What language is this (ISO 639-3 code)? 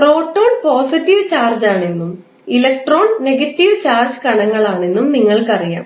mal